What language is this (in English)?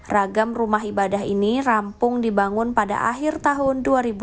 Indonesian